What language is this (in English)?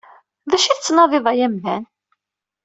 Kabyle